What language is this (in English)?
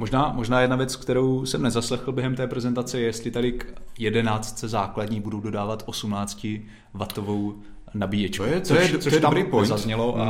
Czech